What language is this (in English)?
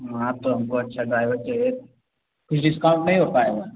Hindi